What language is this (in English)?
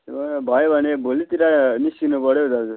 Nepali